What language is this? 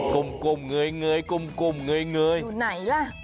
Thai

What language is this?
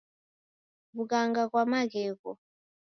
Taita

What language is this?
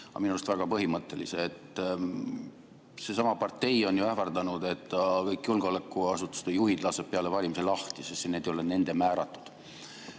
Estonian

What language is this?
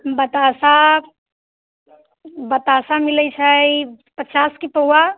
Maithili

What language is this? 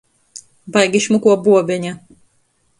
Latgalian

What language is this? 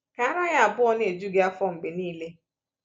Igbo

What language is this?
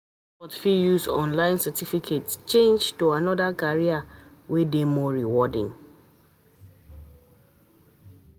Nigerian Pidgin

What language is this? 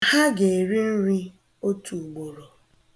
Igbo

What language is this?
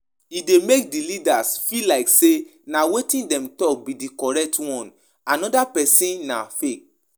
Nigerian Pidgin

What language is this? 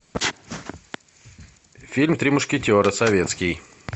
Russian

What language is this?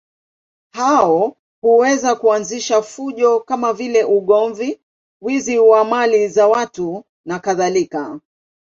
Swahili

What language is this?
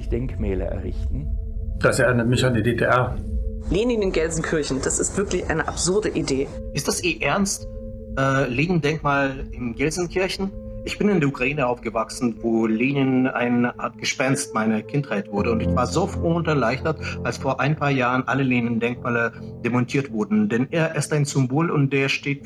German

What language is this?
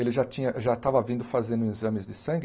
Portuguese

